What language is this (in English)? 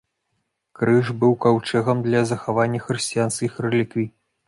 Belarusian